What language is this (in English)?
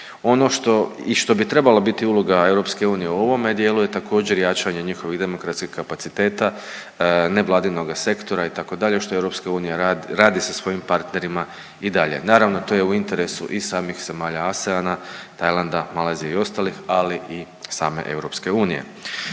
Croatian